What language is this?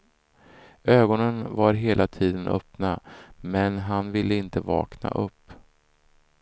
Swedish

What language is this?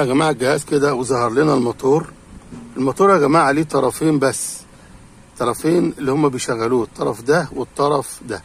Arabic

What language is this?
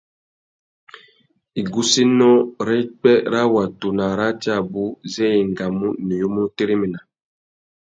Tuki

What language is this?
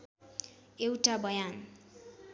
Nepali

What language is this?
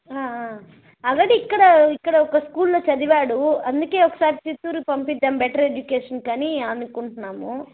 Telugu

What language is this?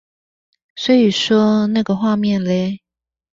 Chinese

